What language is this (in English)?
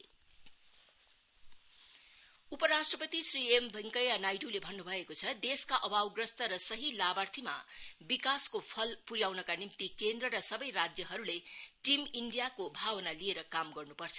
Nepali